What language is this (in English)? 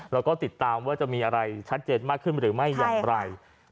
Thai